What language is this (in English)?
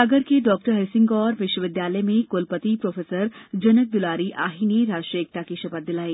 Hindi